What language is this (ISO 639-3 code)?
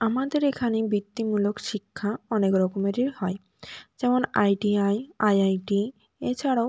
ben